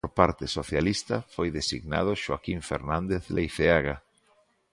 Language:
Galician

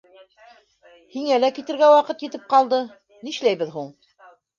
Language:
Bashkir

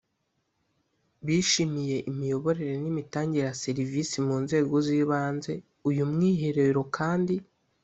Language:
Kinyarwanda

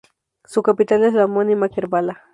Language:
Spanish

